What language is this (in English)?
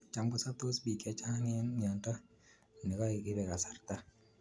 Kalenjin